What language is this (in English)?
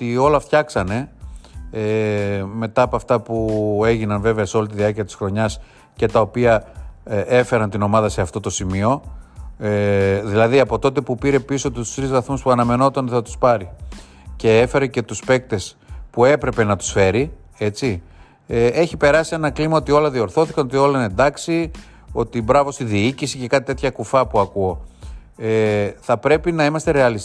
Greek